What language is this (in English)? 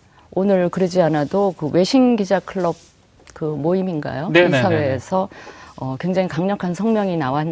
Korean